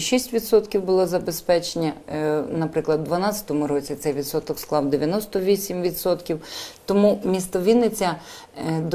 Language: Ukrainian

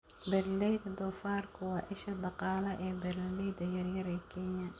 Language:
Somali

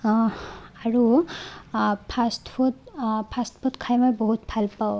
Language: Assamese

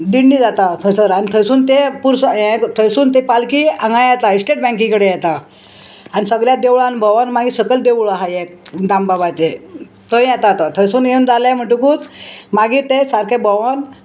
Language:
Konkani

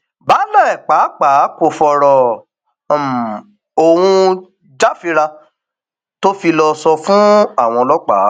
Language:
Yoruba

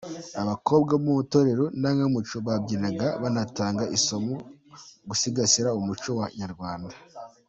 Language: Kinyarwanda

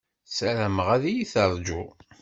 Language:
Kabyle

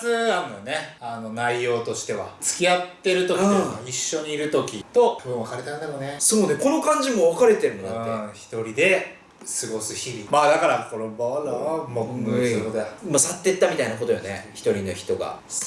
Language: Japanese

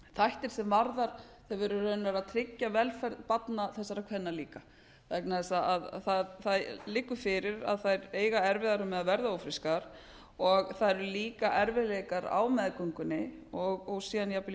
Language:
Icelandic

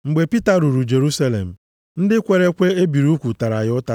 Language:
Igbo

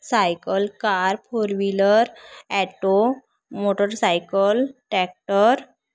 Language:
Marathi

